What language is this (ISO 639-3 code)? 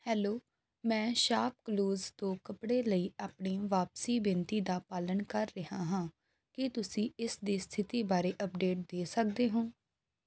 pan